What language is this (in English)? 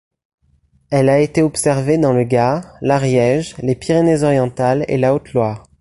French